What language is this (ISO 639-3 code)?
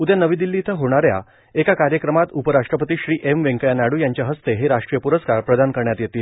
mar